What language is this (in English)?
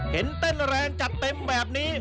Thai